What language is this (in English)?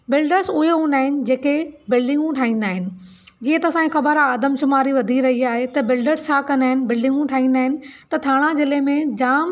Sindhi